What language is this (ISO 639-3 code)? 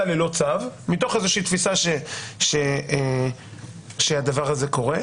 heb